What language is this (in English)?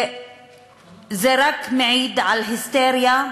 Hebrew